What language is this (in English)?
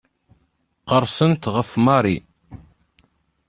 Kabyle